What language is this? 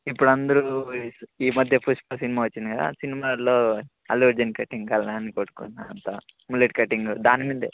Telugu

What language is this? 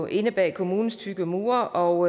Danish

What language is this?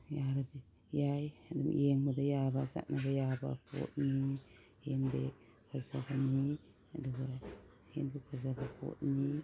Manipuri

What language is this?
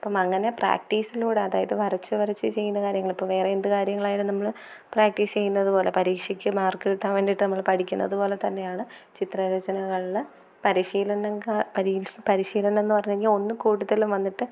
Malayalam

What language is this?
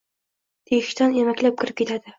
Uzbek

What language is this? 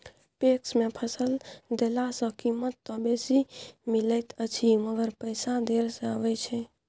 Maithili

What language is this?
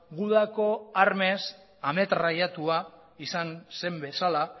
Basque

